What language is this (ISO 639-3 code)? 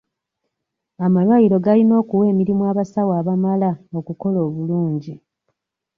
lug